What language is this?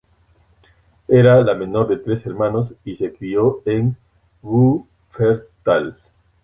Spanish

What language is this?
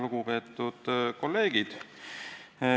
Estonian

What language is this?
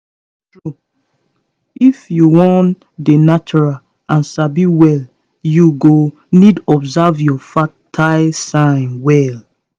Nigerian Pidgin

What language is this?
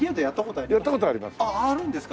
Japanese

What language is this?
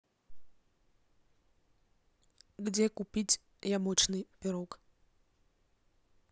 Russian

